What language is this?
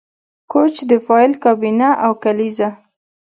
Pashto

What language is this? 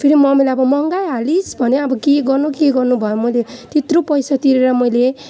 Nepali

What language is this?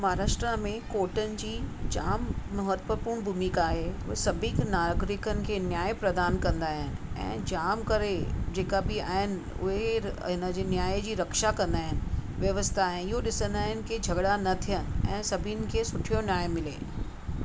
Sindhi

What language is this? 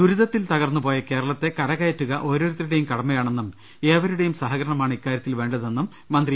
Malayalam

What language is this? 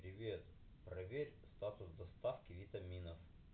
Russian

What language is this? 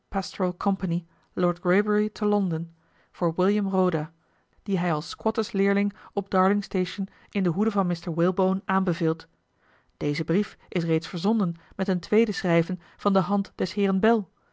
Dutch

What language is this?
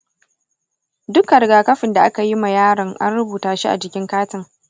Hausa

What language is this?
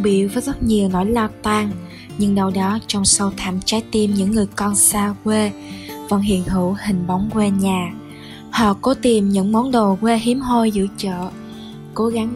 Vietnamese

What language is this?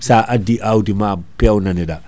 Fula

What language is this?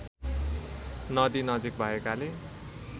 Nepali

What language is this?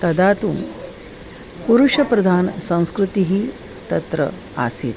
Sanskrit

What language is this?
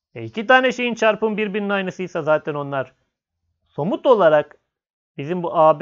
Turkish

